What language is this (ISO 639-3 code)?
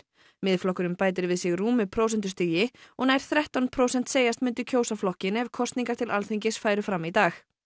isl